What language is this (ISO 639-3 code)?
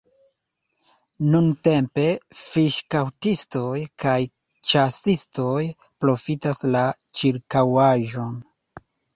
epo